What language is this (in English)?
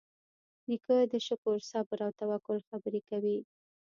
Pashto